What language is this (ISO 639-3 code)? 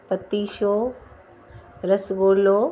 snd